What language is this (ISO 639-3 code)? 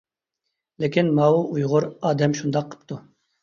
uig